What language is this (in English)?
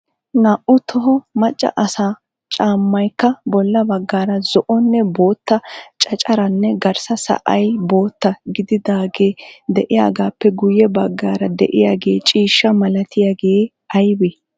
Wolaytta